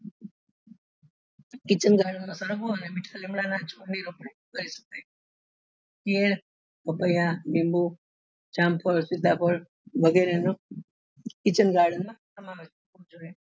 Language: Gujarati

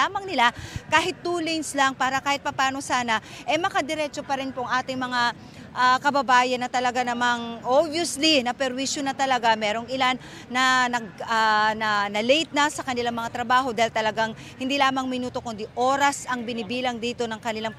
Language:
Filipino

